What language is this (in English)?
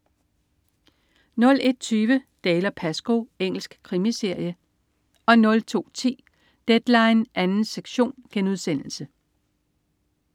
Danish